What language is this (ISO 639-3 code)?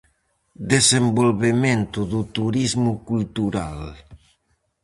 glg